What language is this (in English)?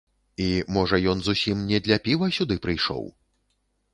Belarusian